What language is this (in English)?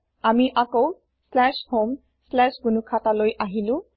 Assamese